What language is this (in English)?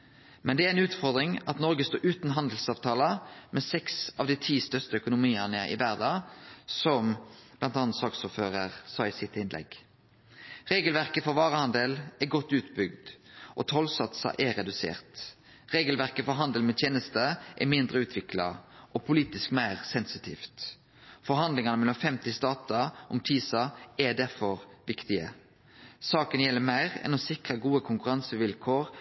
Norwegian Nynorsk